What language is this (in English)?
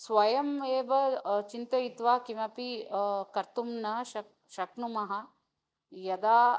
Sanskrit